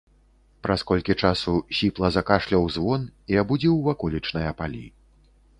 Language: Belarusian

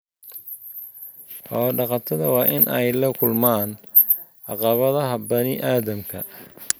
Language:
Somali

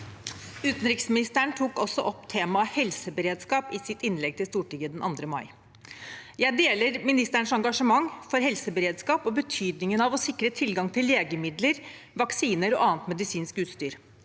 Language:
Norwegian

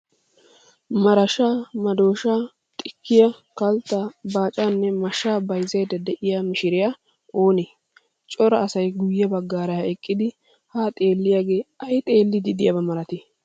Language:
Wolaytta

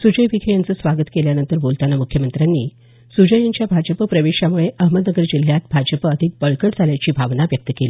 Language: Marathi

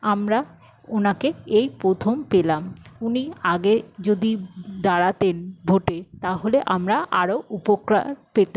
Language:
Bangla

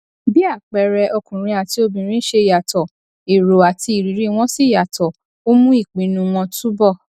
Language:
Yoruba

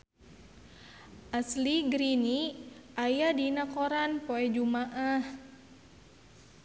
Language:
Sundanese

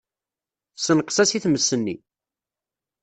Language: Kabyle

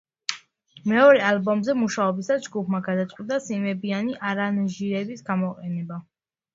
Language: Georgian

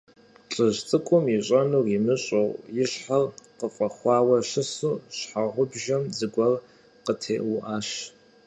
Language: Kabardian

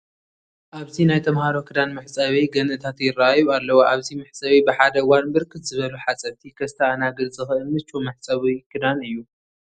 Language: Tigrinya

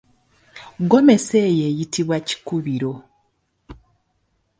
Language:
Ganda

